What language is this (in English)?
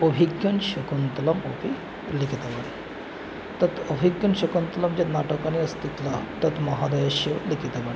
Sanskrit